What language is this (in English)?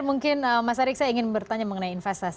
Indonesian